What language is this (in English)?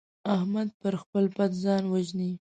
Pashto